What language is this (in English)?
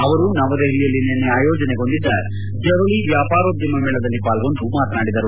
Kannada